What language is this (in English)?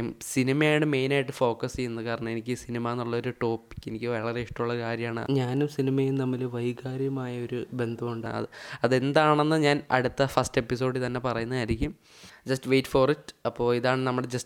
Malayalam